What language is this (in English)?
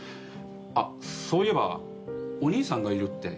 Japanese